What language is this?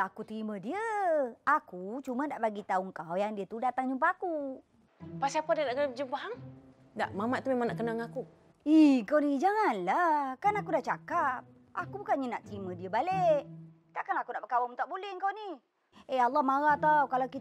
Malay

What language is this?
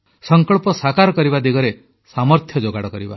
Odia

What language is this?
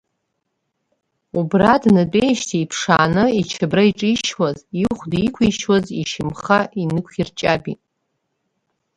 Abkhazian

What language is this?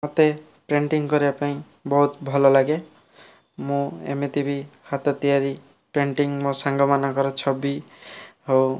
Odia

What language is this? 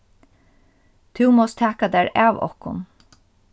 Faroese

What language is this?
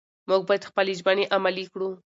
Pashto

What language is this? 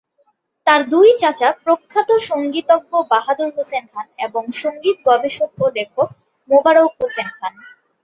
Bangla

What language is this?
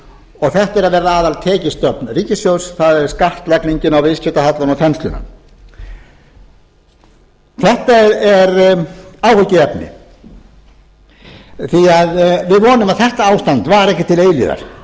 Icelandic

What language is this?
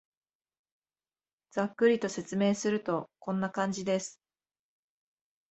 Japanese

